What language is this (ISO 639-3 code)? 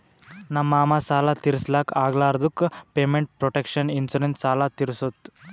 kan